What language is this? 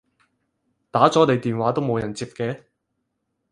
Cantonese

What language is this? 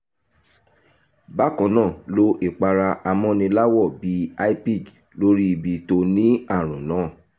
Yoruba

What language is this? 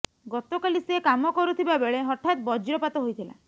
Odia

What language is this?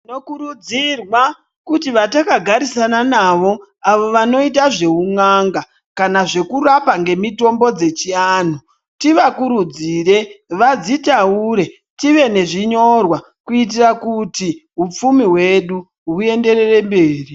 Ndau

